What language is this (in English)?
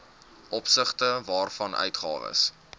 Afrikaans